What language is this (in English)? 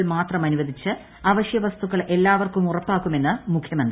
Malayalam